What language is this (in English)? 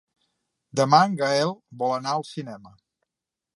Catalan